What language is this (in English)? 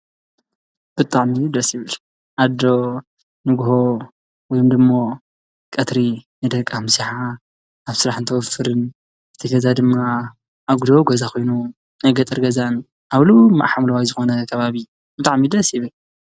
Tigrinya